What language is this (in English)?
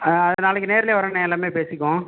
Tamil